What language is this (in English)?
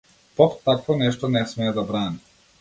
Macedonian